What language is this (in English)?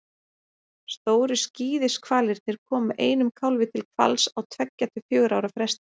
Icelandic